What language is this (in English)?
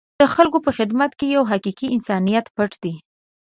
Pashto